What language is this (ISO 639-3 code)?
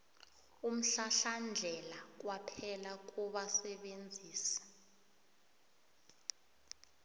nbl